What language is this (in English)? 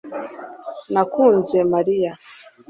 Kinyarwanda